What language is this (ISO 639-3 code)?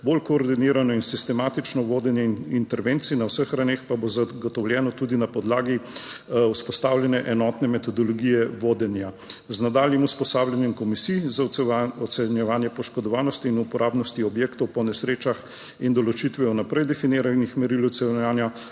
slv